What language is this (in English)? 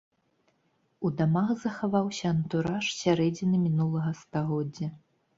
Belarusian